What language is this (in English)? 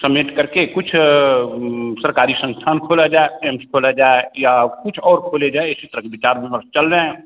Hindi